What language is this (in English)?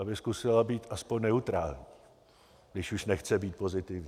Czech